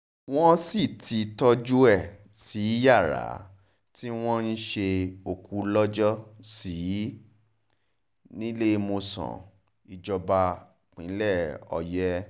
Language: Yoruba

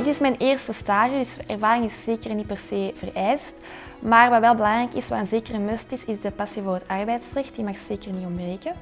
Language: Dutch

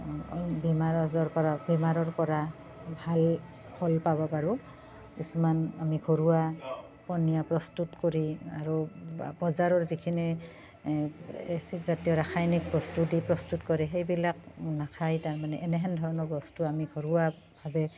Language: Assamese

